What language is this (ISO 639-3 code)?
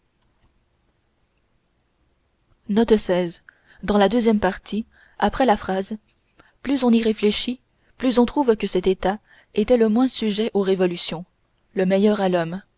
fra